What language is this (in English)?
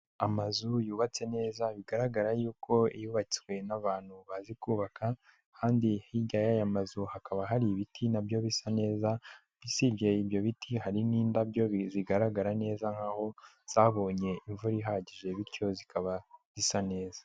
Kinyarwanda